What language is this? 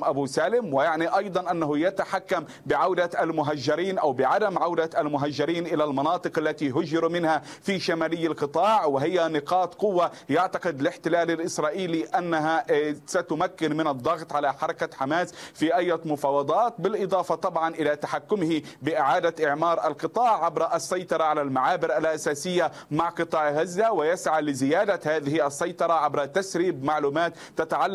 Arabic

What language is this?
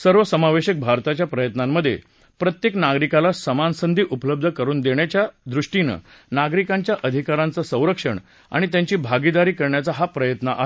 Marathi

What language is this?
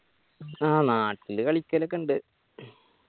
Malayalam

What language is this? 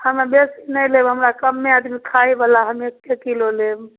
Maithili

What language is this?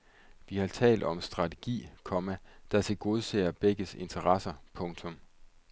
Danish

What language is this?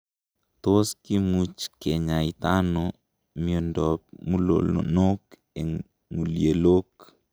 Kalenjin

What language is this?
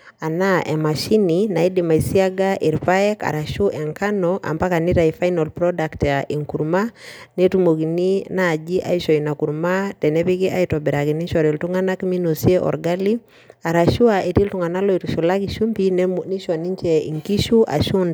Masai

